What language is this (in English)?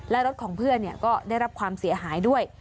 Thai